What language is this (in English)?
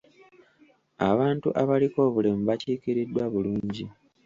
Ganda